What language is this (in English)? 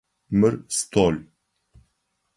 Adyghe